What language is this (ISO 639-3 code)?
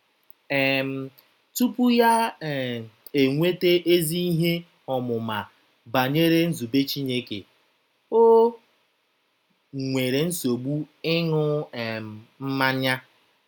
ibo